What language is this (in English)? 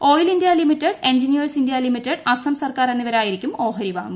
Malayalam